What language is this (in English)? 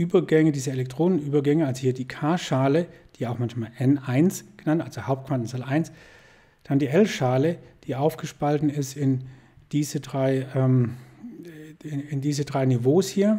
German